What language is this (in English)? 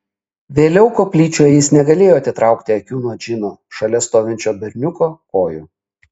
Lithuanian